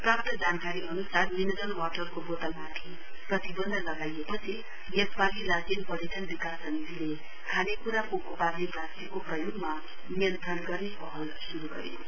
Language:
Nepali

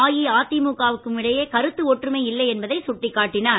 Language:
Tamil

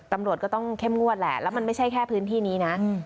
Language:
Thai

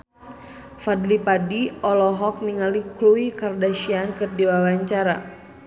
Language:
Sundanese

